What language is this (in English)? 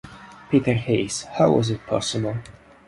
Italian